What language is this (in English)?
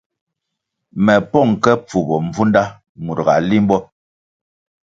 Kwasio